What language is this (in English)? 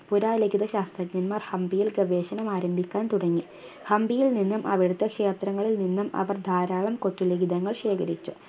Malayalam